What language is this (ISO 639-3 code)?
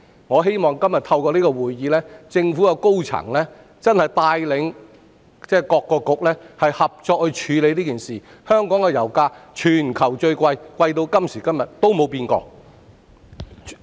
yue